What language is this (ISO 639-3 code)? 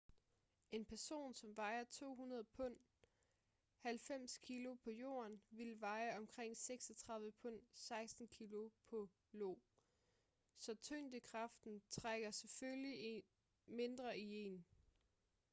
dan